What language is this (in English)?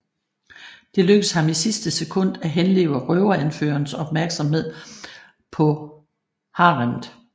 Danish